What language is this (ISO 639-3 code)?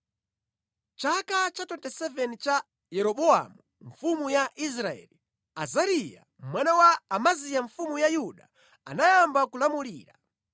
nya